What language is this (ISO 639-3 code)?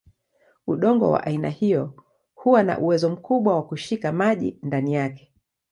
swa